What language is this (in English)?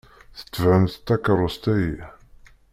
Kabyle